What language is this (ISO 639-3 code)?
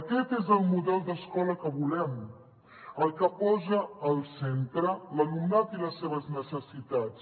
cat